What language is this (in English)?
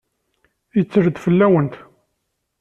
Kabyle